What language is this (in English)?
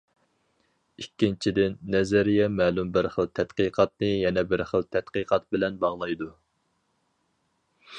Uyghur